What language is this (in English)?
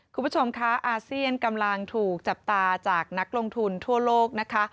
Thai